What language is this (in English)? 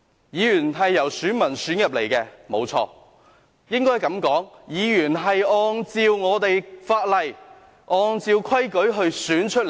Cantonese